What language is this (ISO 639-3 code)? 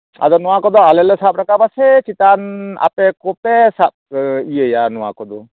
sat